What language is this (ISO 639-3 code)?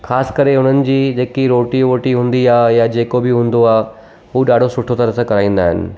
snd